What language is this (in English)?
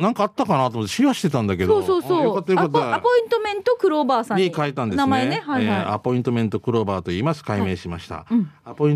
Japanese